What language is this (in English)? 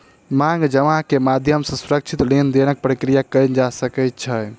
Maithili